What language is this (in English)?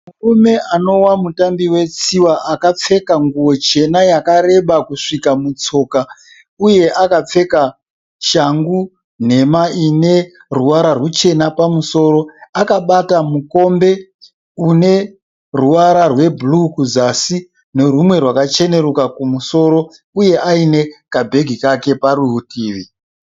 Shona